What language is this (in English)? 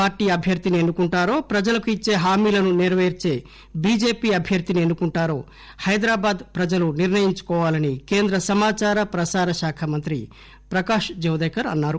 Telugu